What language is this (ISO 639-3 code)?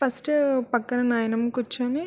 tel